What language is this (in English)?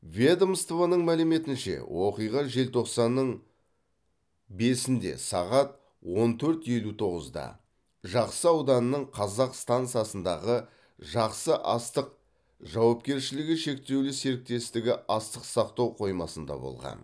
Kazakh